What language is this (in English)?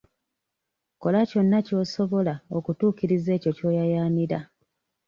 Ganda